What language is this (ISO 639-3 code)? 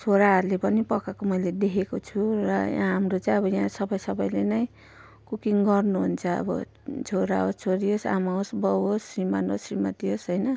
nep